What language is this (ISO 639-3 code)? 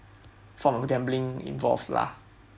eng